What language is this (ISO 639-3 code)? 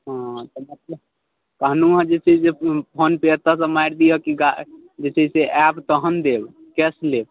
mai